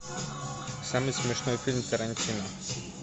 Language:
Russian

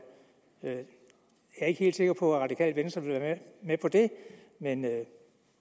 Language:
Danish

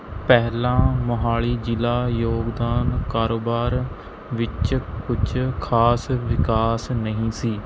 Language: Punjabi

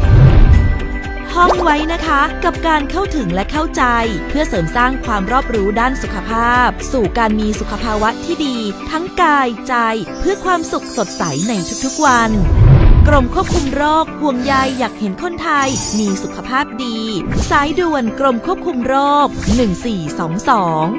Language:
Thai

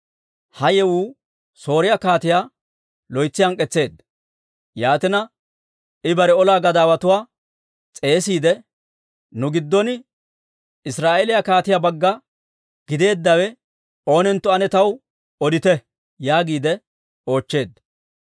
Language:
Dawro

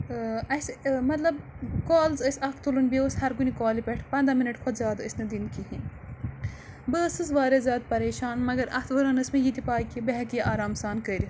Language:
Kashmiri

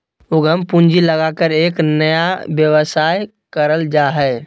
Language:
Magahi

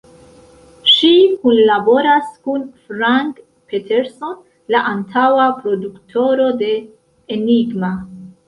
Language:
Esperanto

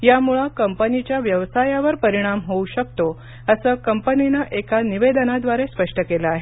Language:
Marathi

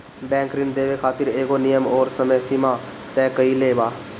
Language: Bhojpuri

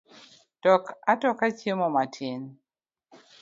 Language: Luo (Kenya and Tanzania)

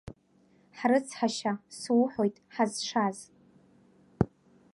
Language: Abkhazian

